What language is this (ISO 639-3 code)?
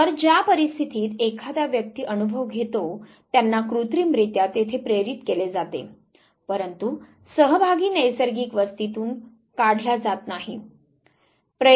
mar